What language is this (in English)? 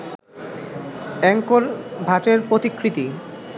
Bangla